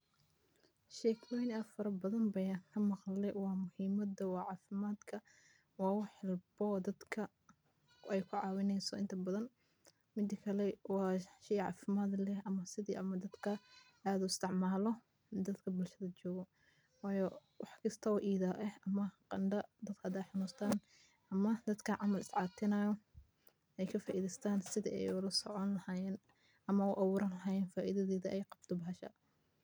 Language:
Somali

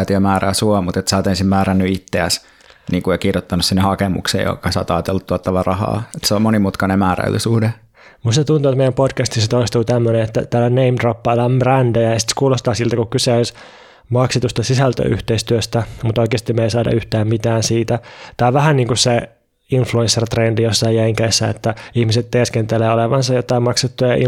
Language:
Finnish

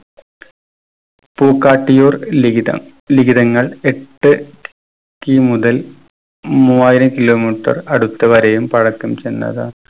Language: Malayalam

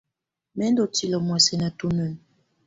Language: Tunen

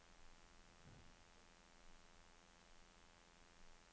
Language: Norwegian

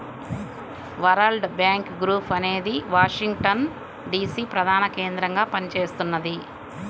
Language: Telugu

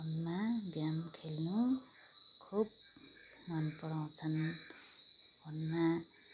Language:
Nepali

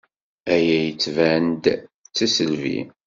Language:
Kabyle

